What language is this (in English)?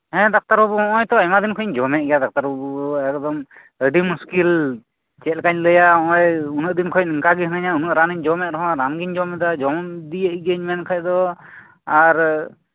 Santali